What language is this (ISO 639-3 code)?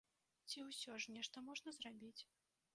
bel